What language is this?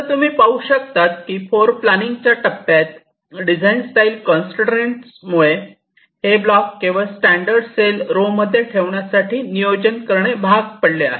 Marathi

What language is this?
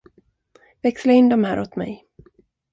Swedish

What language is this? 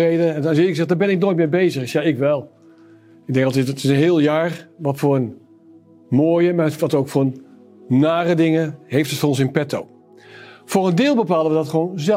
Dutch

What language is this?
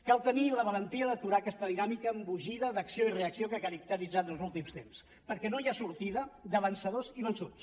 Catalan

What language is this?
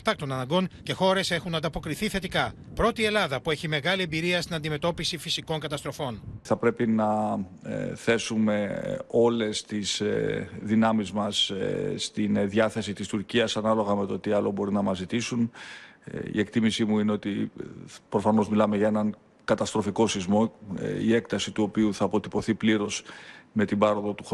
Greek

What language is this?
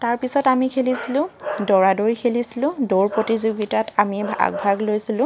Assamese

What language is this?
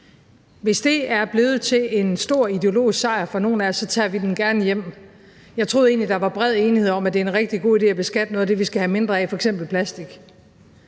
Danish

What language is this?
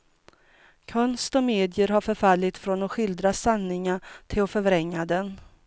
Swedish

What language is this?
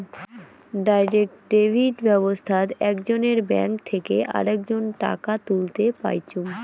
Bangla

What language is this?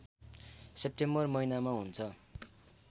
Nepali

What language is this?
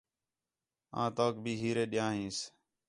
Khetrani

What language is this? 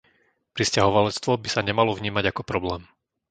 Slovak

